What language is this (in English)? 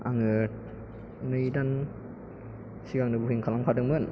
Bodo